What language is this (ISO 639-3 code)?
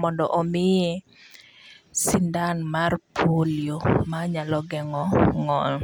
luo